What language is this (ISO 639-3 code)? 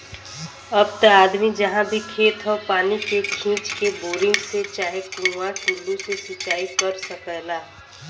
bho